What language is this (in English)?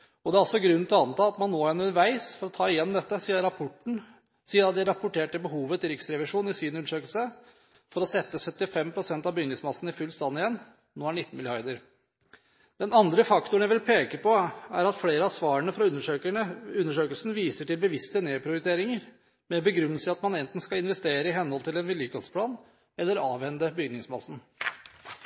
Norwegian Bokmål